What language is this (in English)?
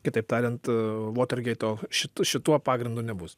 Lithuanian